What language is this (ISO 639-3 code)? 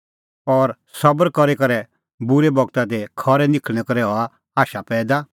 kfx